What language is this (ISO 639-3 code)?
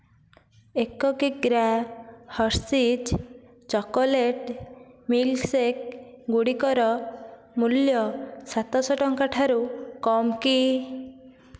ori